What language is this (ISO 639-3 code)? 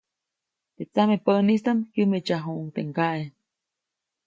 zoc